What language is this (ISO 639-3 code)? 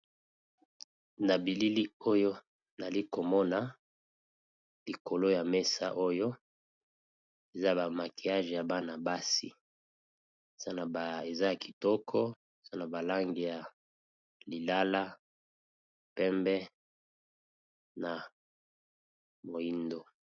lin